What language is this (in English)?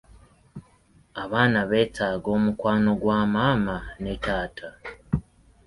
Ganda